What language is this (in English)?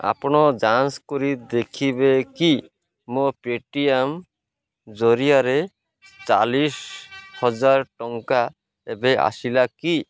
Odia